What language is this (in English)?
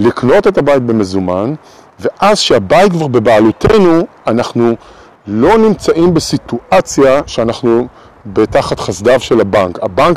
Hebrew